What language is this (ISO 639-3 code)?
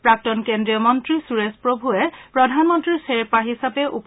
asm